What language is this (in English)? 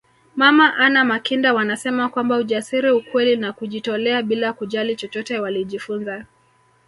Swahili